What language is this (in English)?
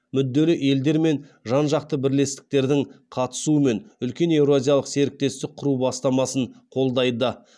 Kazakh